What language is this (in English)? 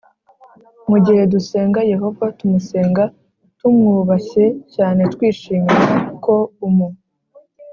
Kinyarwanda